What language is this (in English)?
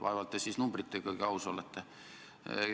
Estonian